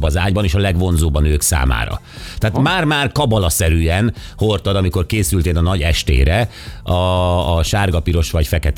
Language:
Hungarian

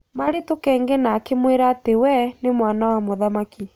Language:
Kikuyu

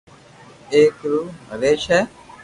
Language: Loarki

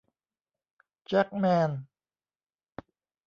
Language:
Thai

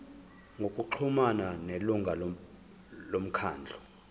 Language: Zulu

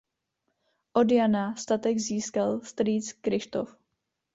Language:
Czech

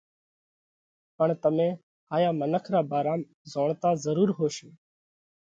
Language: Parkari Koli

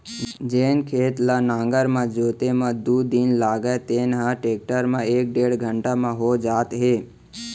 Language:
Chhattisgarhi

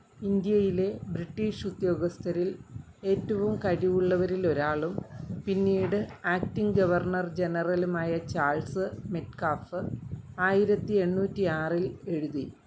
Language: Malayalam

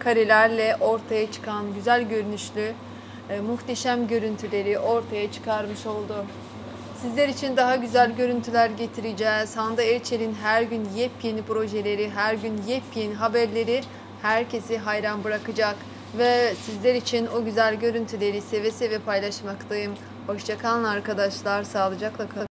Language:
Turkish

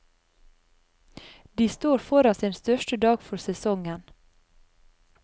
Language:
Norwegian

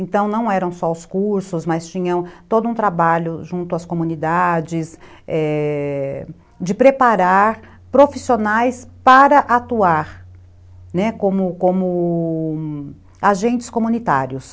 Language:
Portuguese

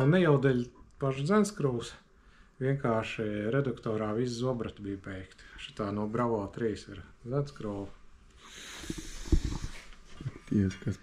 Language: Latvian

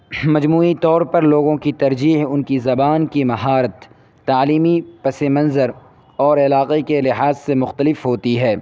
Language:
Urdu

